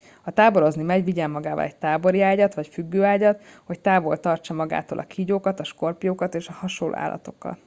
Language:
Hungarian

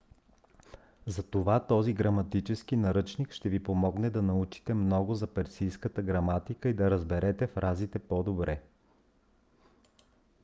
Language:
Bulgarian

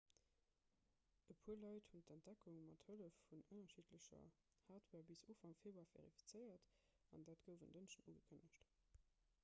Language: Luxembourgish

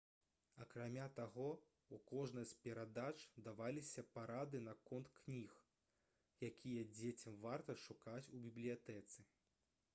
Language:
Belarusian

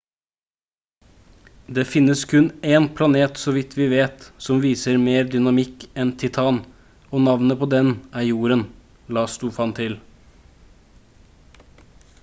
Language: Norwegian Bokmål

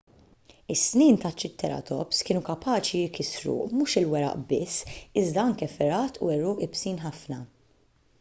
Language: Maltese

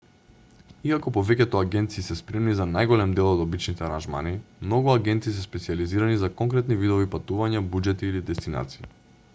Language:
Macedonian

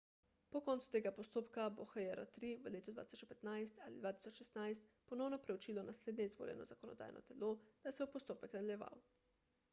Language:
Slovenian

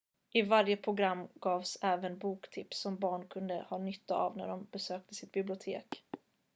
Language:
Swedish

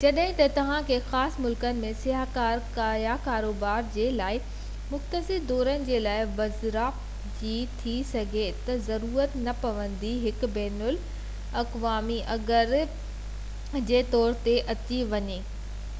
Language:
Sindhi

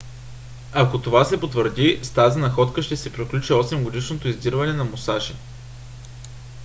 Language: Bulgarian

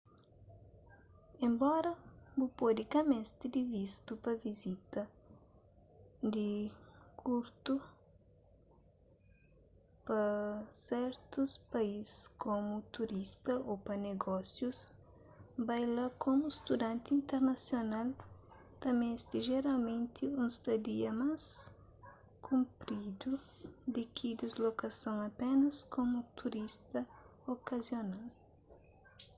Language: Kabuverdianu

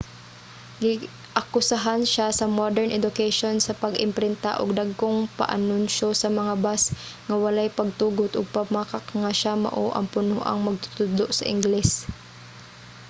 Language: Cebuano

